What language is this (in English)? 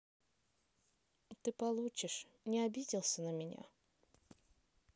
Russian